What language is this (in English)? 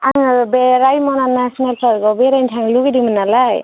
Bodo